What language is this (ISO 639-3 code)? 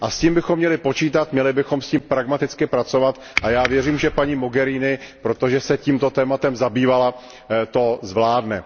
ces